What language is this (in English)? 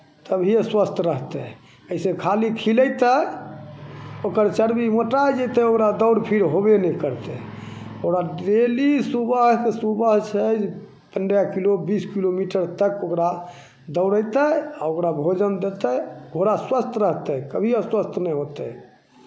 Maithili